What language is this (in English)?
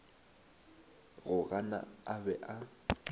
Northern Sotho